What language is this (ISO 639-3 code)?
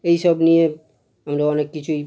ben